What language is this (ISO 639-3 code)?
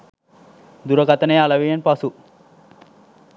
sin